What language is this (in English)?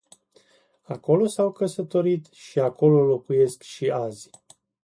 Romanian